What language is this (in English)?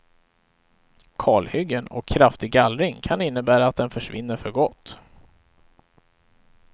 Swedish